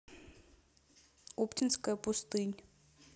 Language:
Russian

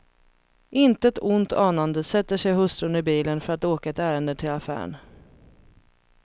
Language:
Swedish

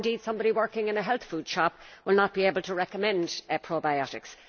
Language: English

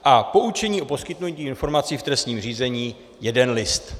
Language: Czech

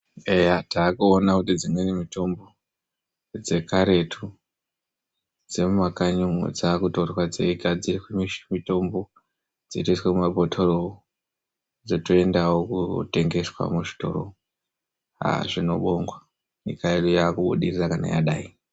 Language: Ndau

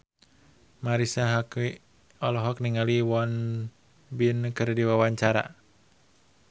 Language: Sundanese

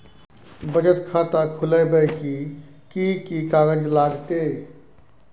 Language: Maithili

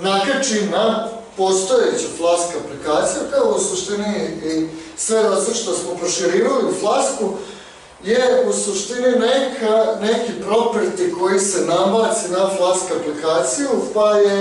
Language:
Bulgarian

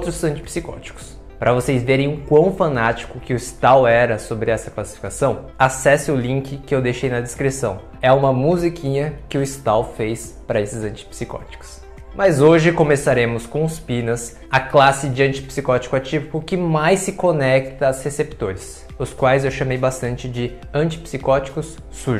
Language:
Portuguese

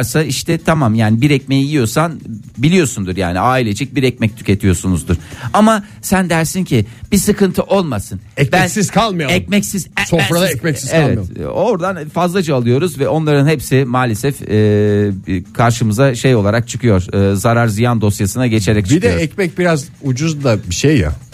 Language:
Turkish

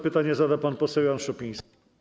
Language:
Polish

